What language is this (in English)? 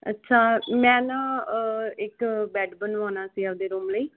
Punjabi